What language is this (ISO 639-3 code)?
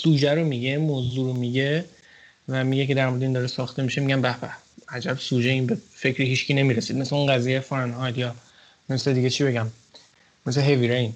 fas